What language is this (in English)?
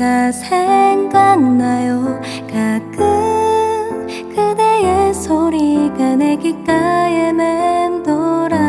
Korean